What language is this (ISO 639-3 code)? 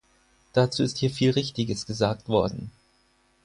deu